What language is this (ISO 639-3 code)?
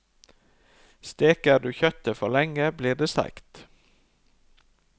nor